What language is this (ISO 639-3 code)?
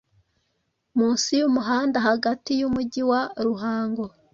kin